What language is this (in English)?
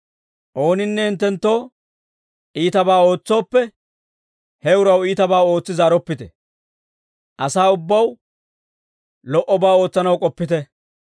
Dawro